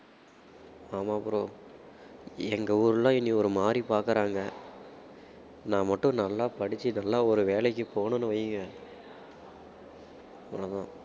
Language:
Tamil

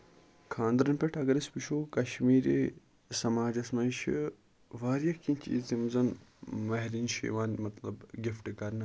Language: Kashmiri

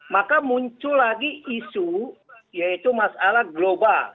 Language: Indonesian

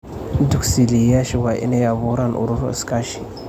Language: Somali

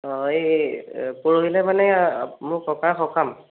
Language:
Assamese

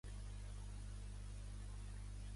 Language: Catalan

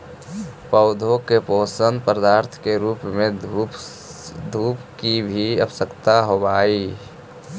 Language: Magahi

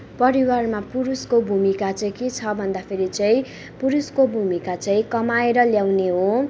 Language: Nepali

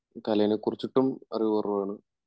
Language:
Malayalam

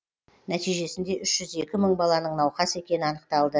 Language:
Kazakh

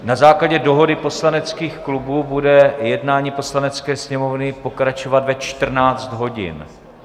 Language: Czech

